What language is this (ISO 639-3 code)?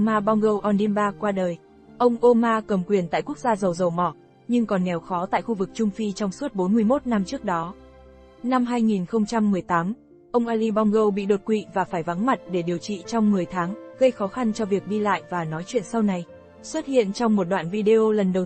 vie